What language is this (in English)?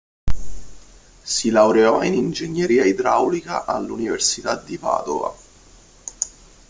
Italian